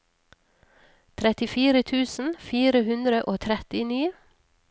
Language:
Norwegian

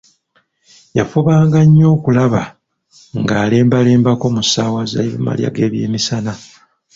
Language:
Ganda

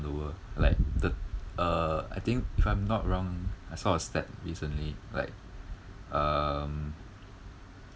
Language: English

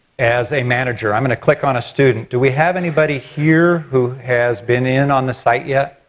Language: English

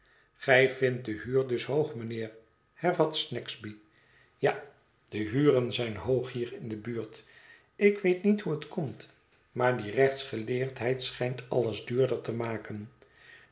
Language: Dutch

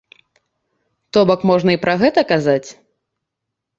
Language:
Belarusian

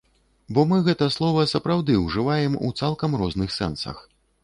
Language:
Belarusian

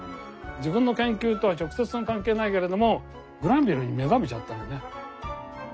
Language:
Japanese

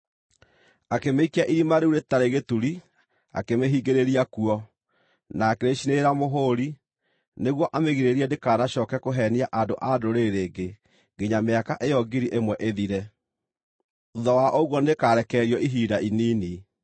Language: Kikuyu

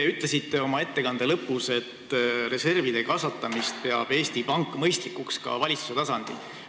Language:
Estonian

